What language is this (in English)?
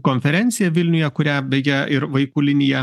Lithuanian